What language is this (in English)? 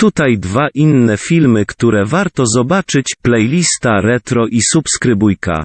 Polish